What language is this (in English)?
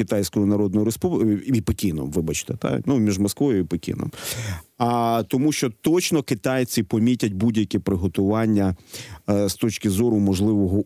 Ukrainian